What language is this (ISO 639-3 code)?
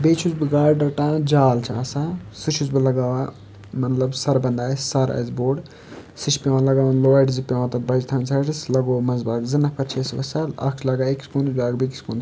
kas